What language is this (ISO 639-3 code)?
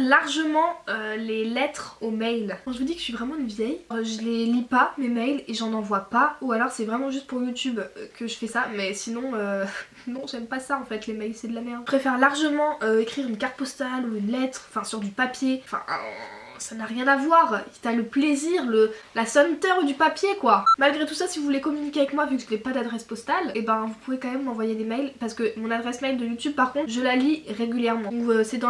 fra